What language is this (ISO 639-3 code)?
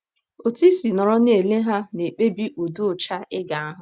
ibo